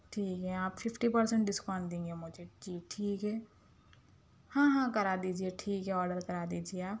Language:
Urdu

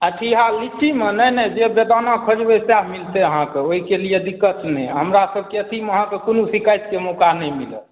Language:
Maithili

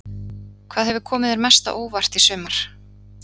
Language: Icelandic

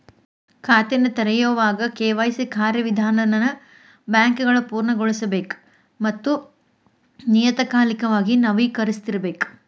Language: Kannada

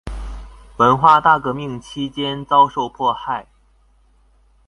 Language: Chinese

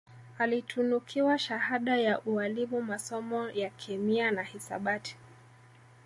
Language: Swahili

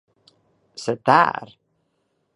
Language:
Swedish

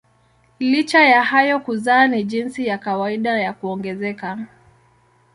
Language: Swahili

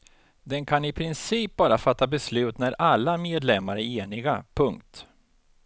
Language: Swedish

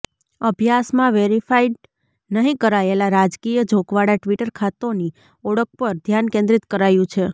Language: Gujarati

